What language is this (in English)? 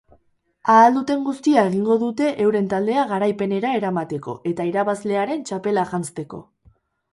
Basque